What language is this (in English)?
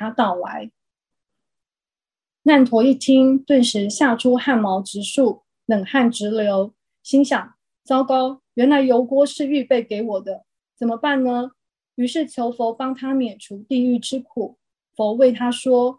Chinese